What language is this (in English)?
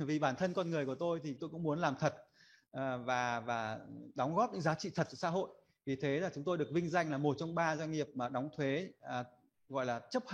Vietnamese